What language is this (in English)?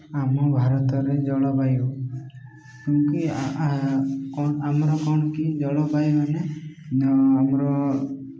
Odia